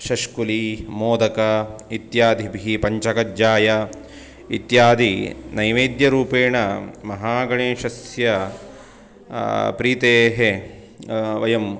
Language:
Sanskrit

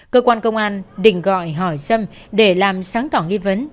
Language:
Vietnamese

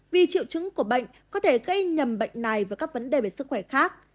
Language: Vietnamese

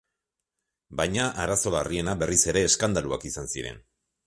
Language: Basque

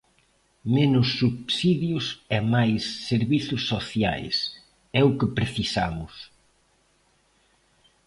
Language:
Galician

